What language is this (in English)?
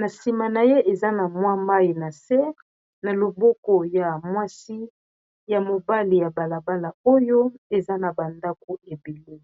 Lingala